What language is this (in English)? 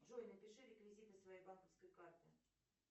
Russian